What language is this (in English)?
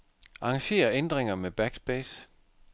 Danish